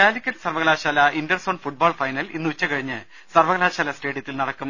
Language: Malayalam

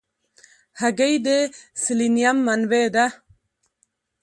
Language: Pashto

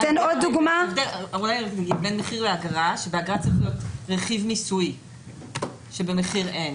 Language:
Hebrew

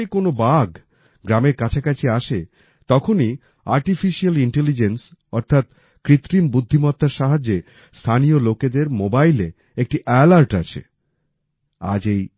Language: Bangla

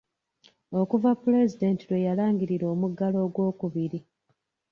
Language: Ganda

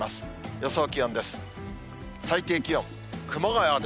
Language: Japanese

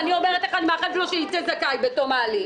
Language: Hebrew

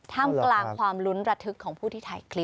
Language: Thai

